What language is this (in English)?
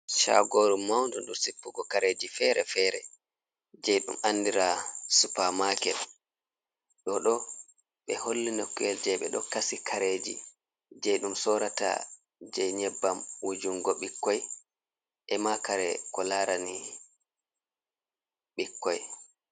Fula